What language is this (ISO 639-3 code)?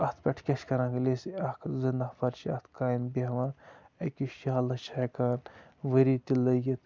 kas